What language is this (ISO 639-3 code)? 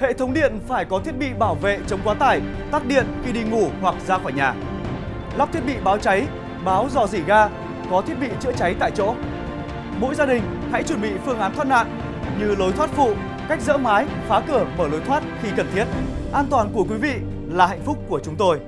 vie